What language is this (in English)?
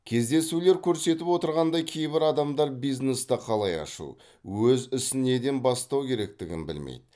Kazakh